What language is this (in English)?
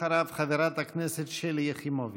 Hebrew